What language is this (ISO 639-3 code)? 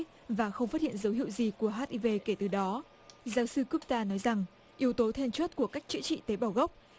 vie